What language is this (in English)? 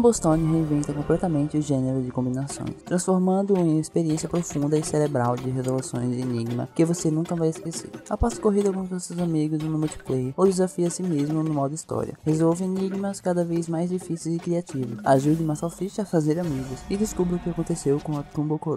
Portuguese